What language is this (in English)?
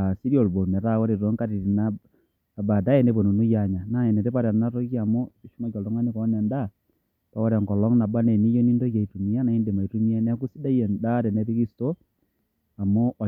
Masai